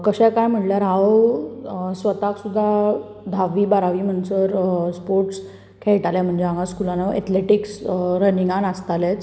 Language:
Konkani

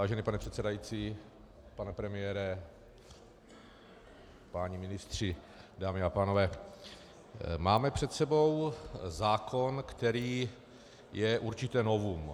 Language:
Czech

